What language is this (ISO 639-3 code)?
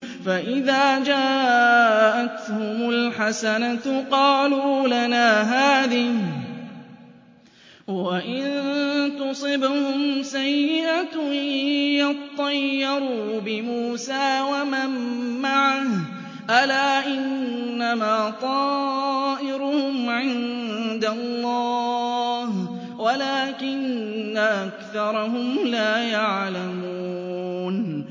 ara